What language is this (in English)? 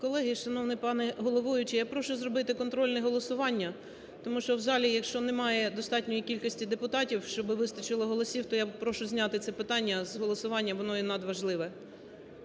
Ukrainian